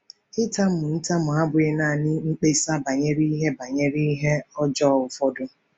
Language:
Igbo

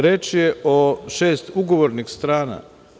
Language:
Serbian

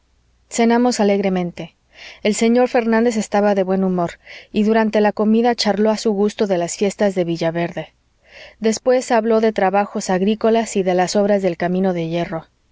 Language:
Spanish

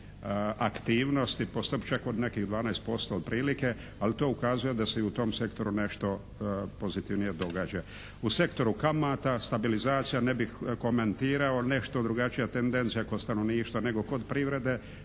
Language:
Croatian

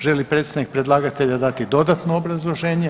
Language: Croatian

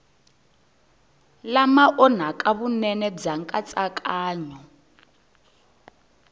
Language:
Tsonga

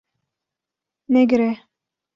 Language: Kurdish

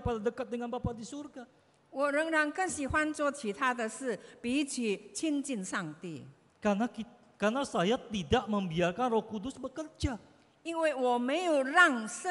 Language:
Indonesian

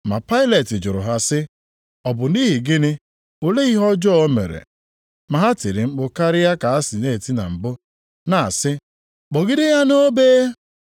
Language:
Igbo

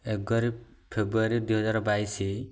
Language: Odia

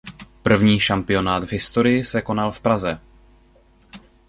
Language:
Czech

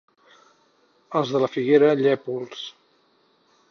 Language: Catalan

